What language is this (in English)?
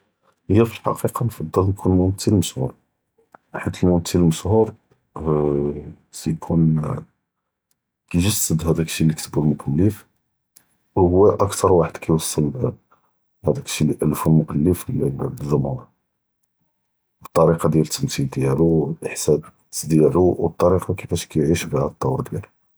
Judeo-Arabic